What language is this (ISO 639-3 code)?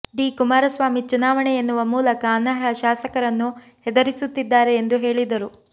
kan